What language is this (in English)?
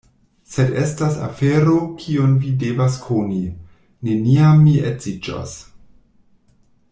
Esperanto